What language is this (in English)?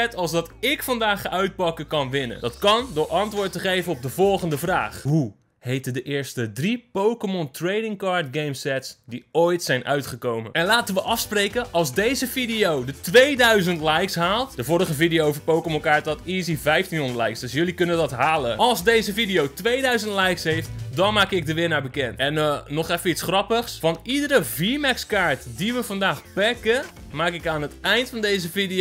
Dutch